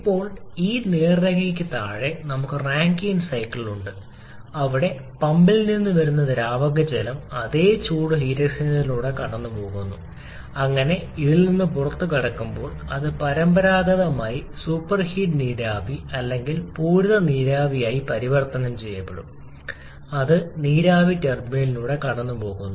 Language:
Malayalam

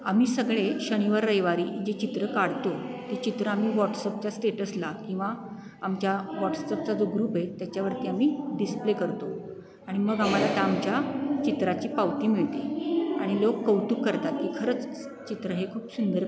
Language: Marathi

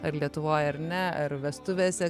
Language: Lithuanian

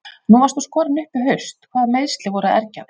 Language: Icelandic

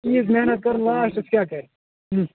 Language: Kashmiri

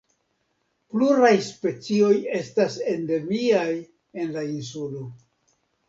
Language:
Esperanto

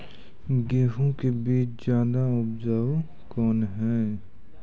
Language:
Maithili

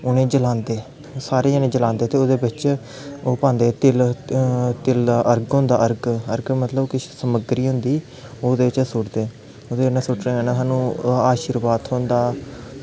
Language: Dogri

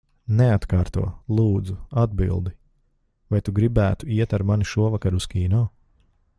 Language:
Latvian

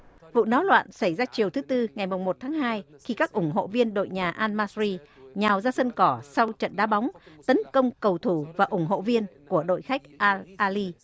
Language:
Vietnamese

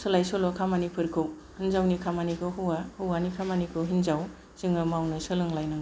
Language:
Bodo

